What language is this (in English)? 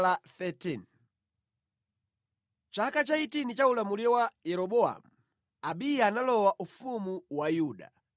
Nyanja